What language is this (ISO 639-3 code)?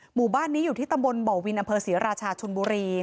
tha